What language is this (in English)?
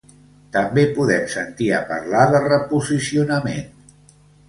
Catalan